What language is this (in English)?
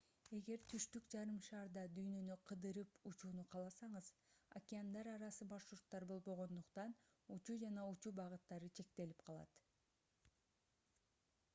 Kyrgyz